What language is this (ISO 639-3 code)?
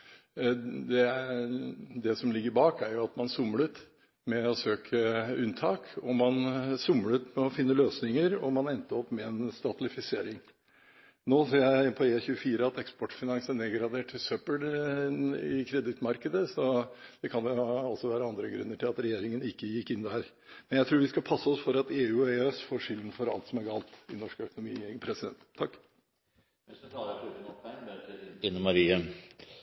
nob